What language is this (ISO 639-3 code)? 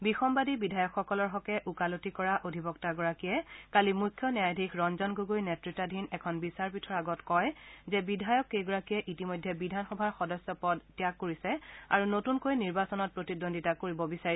asm